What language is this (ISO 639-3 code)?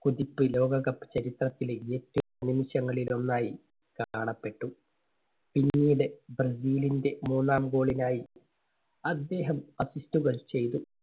mal